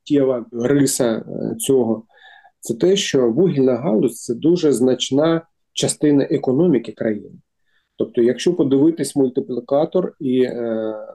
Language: Ukrainian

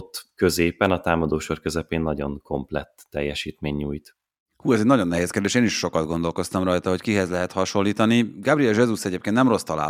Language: Hungarian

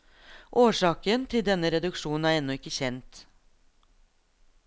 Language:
Norwegian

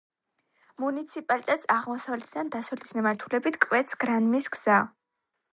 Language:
Georgian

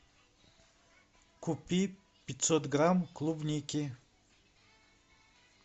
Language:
Russian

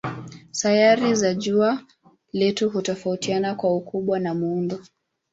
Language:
Swahili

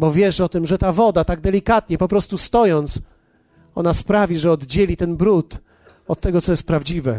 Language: Polish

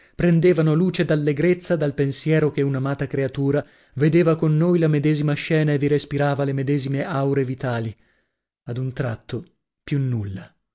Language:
Italian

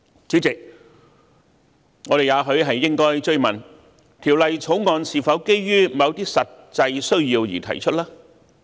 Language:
Cantonese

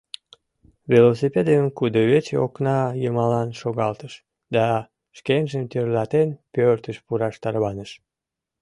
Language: Mari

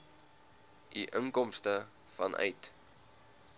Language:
Afrikaans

